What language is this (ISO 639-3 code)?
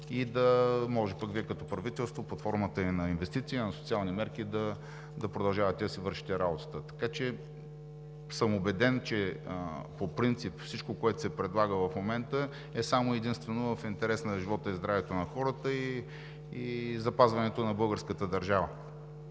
bul